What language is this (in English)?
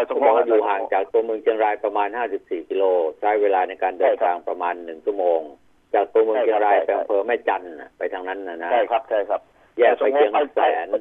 Thai